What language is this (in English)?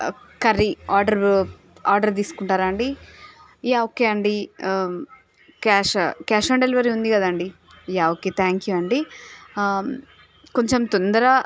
Telugu